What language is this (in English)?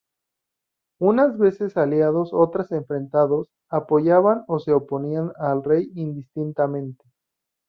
Spanish